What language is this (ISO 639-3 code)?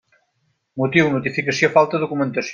cat